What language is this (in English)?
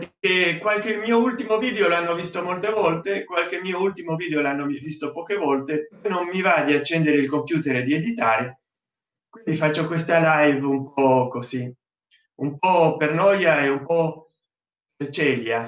Italian